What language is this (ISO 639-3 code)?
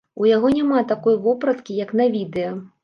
bel